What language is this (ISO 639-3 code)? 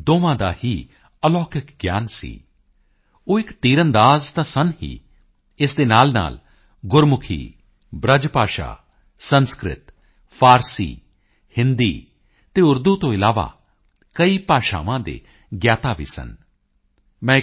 pan